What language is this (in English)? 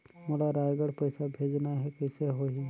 Chhattisgarhi